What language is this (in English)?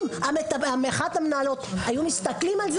Hebrew